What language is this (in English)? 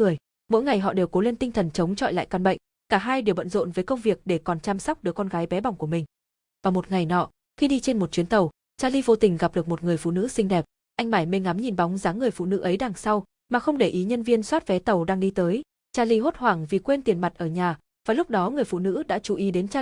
Vietnamese